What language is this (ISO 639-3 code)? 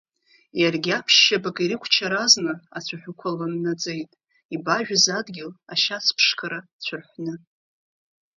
abk